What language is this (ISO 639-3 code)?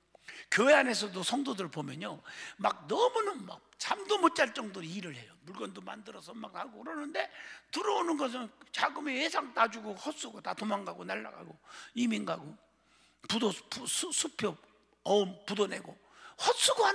kor